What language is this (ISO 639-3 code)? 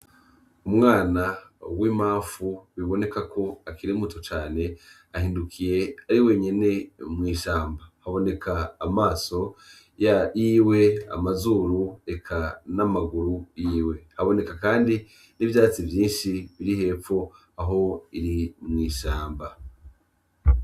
run